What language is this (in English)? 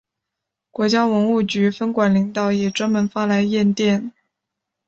Chinese